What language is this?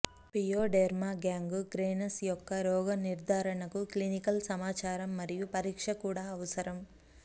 Telugu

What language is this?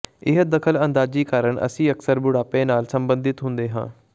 Punjabi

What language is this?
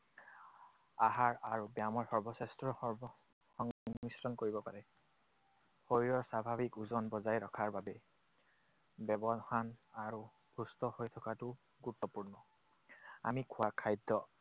Assamese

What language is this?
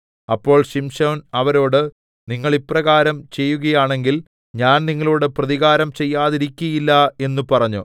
Malayalam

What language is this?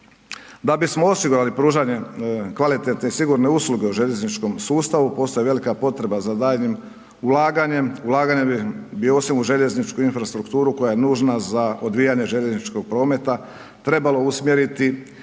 Croatian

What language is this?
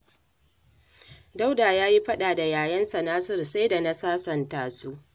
Hausa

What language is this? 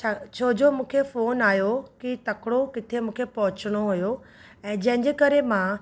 Sindhi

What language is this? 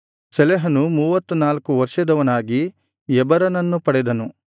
Kannada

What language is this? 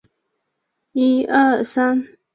Chinese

